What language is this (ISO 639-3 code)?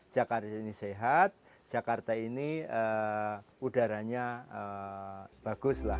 ind